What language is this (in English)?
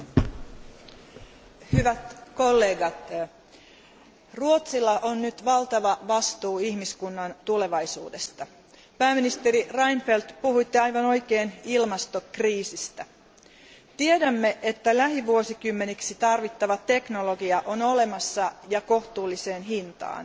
Finnish